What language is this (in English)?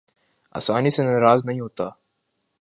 Urdu